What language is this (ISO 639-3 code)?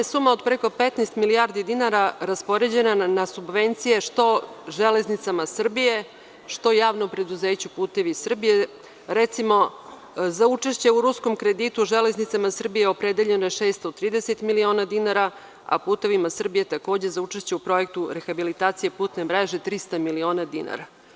srp